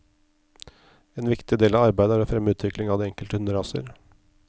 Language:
Norwegian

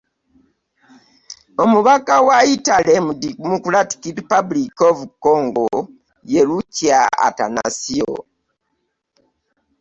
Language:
Ganda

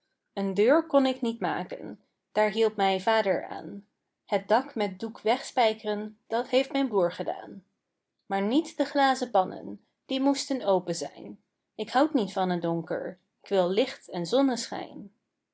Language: Dutch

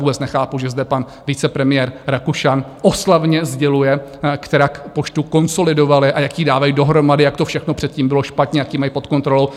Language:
Czech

